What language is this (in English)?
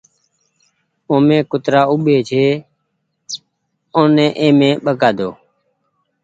Goaria